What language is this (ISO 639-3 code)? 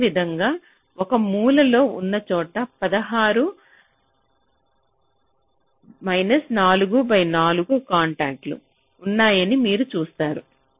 tel